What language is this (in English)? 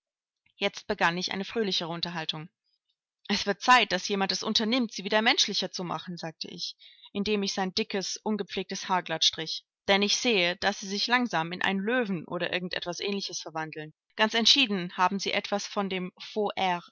German